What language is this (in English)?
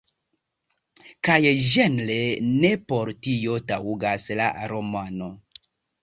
Esperanto